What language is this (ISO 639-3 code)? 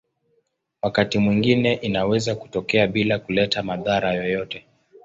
swa